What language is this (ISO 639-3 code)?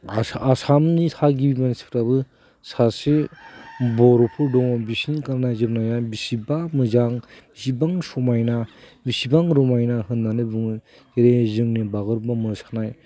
brx